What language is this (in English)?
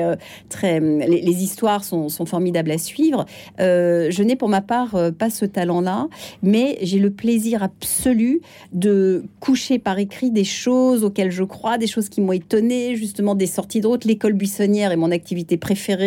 French